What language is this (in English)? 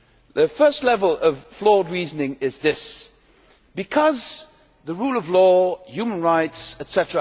English